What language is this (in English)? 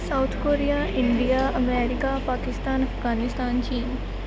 Punjabi